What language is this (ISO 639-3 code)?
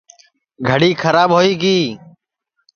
ssi